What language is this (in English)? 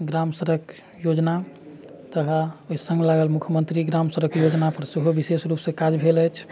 Maithili